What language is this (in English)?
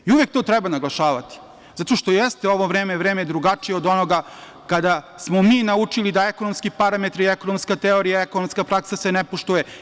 Serbian